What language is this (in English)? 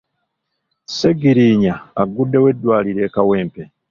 Ganda